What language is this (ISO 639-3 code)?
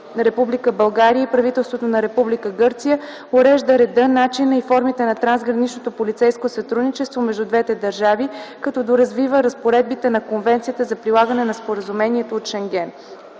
bul